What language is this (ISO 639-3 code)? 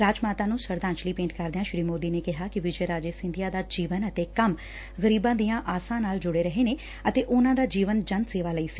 pan